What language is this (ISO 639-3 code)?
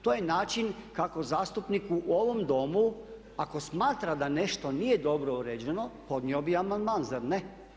hrv